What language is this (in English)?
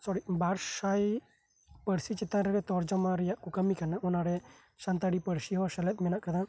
Santali